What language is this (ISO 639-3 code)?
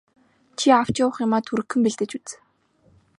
mon